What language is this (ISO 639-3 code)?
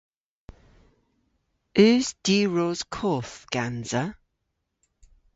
cor